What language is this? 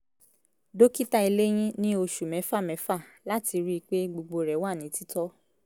Yoruba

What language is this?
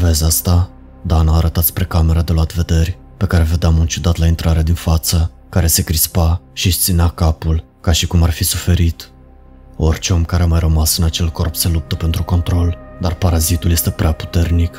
Romanian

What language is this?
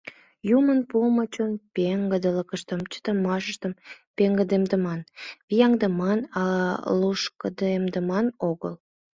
Mari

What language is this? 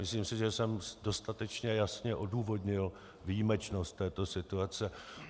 Czech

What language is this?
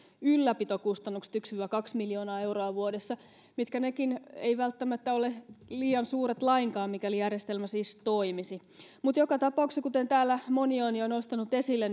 Finnish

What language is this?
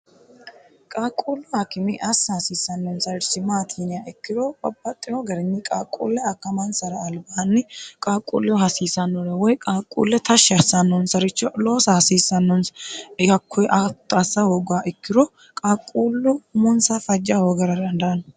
Sidamo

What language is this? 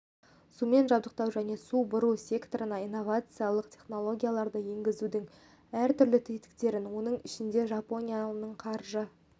Kazakh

